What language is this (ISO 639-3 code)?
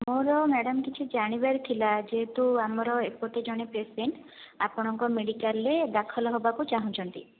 ori